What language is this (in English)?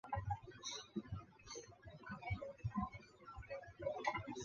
Chinese